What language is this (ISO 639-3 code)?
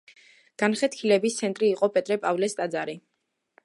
kat